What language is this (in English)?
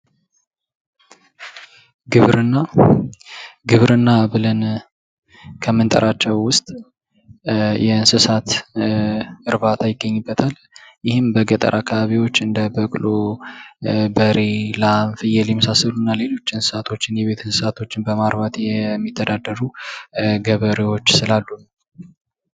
Amharic